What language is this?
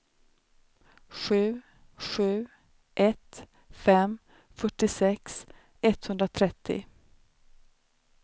Swedish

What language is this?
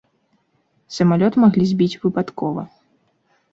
Belarusian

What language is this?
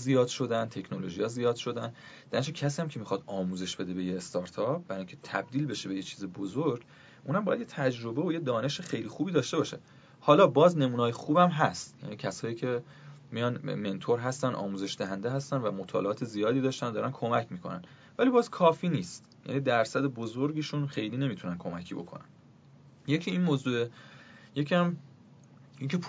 Persian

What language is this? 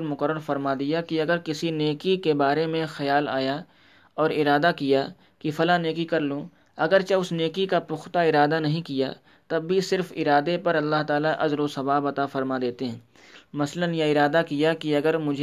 Urdu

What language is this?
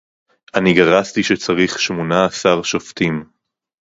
Hebrew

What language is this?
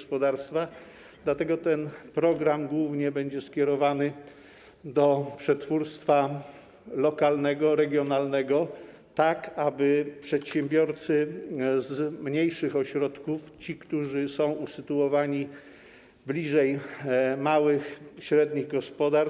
Polish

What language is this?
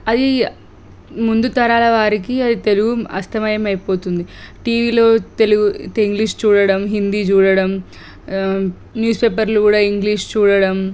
Telugu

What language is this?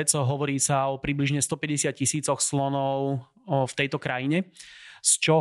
Slovak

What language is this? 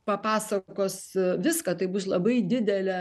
Lithuanian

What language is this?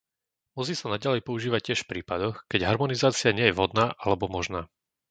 Slovak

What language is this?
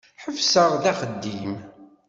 Kabyle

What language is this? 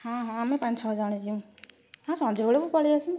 Odia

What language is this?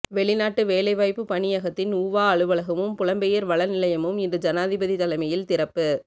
Tamil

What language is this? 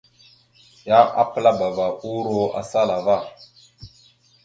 Mada (Cameroon)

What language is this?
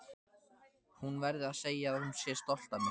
Icelandic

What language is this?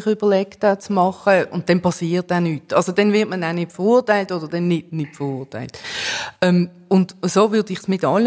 German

